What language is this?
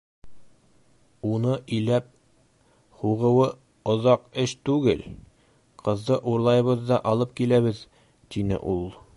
Bashkir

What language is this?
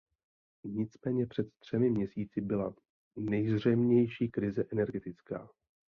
Czech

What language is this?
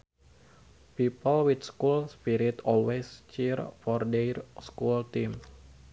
Sundanese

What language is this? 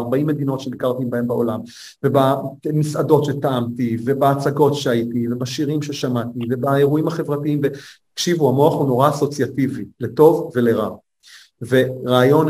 Hebrew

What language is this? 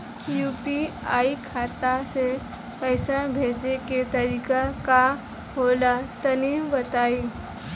Bhojpuri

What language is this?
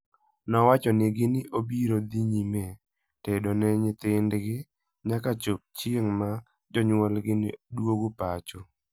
Luo (Kenya and Tanzania)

